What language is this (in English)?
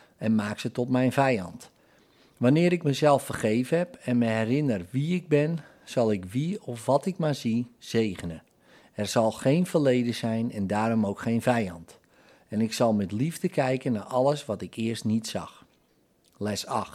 Dutch